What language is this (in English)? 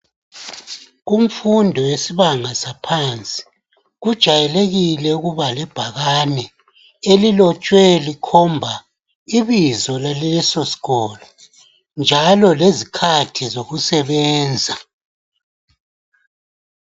North Ndebele